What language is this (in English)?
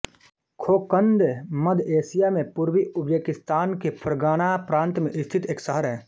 Hindi